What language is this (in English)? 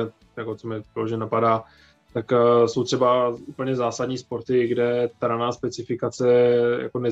Czech